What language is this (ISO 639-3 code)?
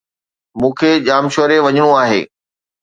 snd